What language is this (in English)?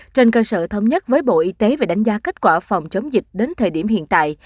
Vietnamese